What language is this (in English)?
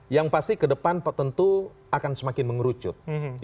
Indonesian